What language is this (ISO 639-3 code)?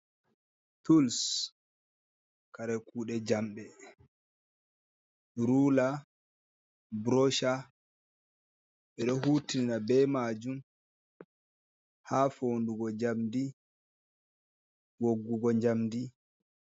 ful